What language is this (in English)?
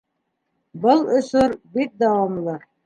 Bashkir